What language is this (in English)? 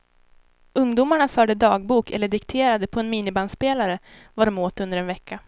Swedish